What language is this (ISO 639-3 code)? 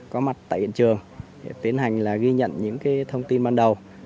vie